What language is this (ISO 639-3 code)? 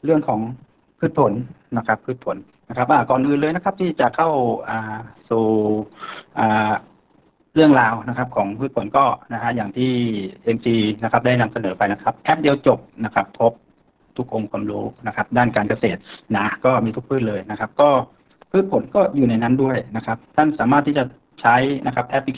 tha